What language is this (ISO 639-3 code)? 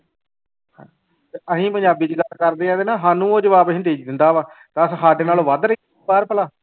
pan